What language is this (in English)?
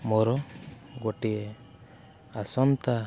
Odia